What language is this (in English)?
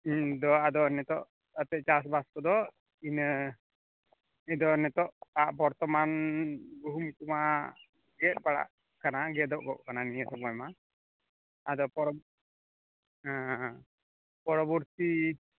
Santali